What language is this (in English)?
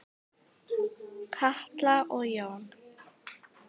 Icelandic